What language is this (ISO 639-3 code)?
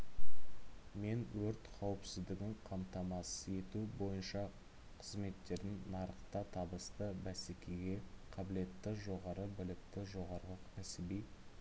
kaz